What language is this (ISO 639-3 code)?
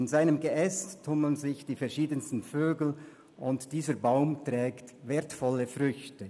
gsw